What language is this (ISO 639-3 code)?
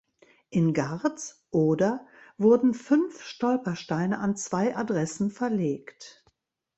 deu